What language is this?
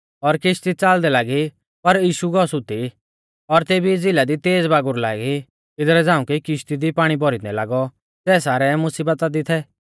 Mahasu Pahari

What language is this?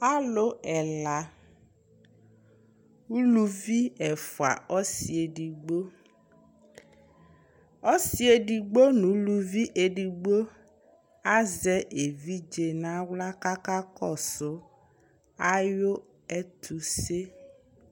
Ikposo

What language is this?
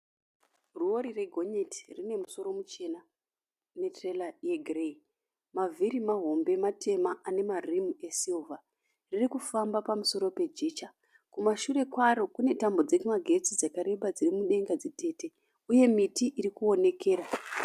Shona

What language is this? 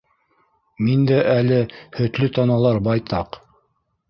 Bashkir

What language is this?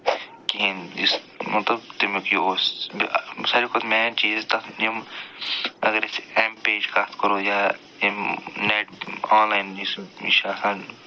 Kashmiri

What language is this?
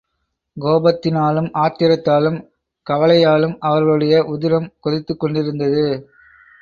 Tamil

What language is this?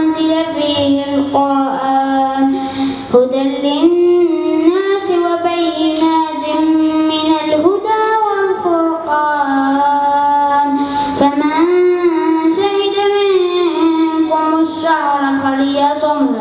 Arabic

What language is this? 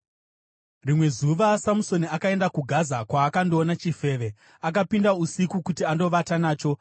Shona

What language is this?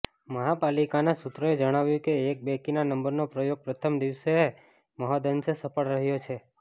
Gujarati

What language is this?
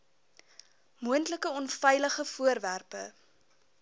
Afrikaans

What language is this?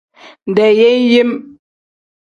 Tem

